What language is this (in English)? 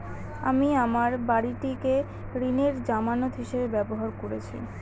Bangla